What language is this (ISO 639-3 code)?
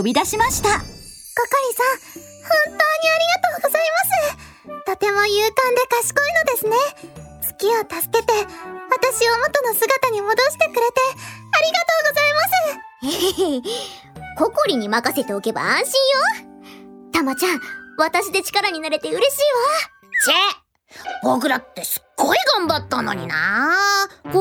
jpn